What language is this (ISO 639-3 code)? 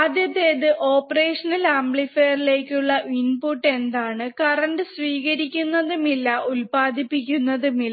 mal